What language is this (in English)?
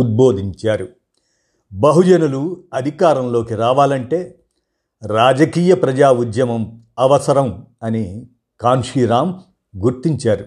Telugu